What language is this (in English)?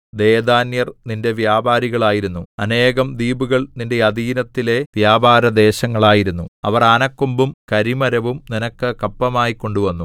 Malayalam